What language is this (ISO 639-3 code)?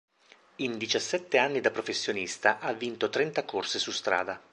ita